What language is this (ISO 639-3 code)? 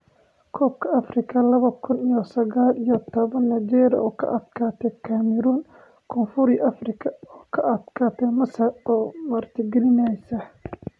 som